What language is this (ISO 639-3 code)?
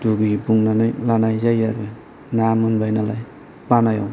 brx